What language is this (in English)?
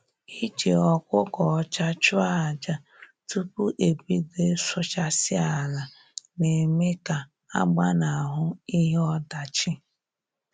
Igbo